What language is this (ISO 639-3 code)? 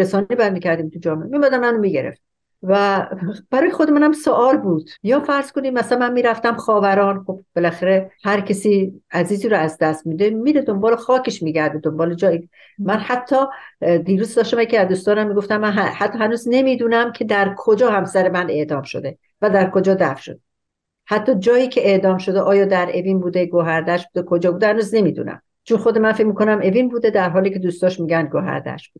fas